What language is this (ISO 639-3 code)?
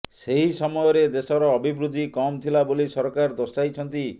ori